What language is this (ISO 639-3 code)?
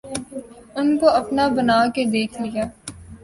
urd